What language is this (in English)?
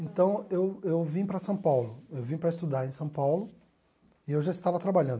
Portuguese